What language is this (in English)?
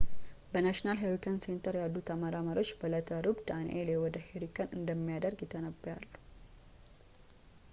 Amharic